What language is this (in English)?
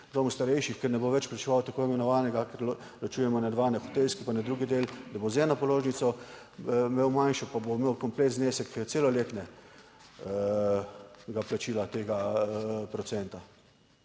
Slovenian